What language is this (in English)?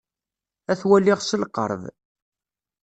Kabyle